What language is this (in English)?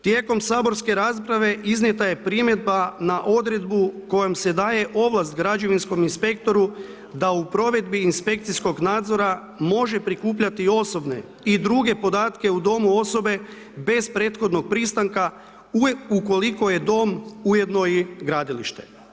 Croatian